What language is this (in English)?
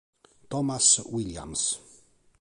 Italian